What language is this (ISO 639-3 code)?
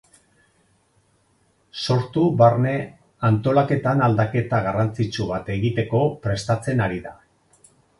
eus